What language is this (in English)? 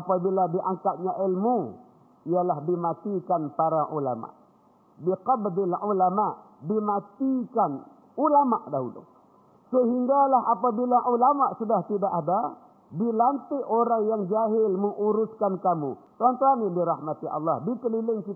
Malay